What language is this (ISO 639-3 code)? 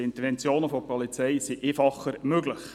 gsw